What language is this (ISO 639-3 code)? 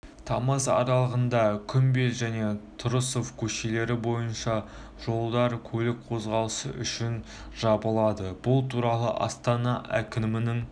kaz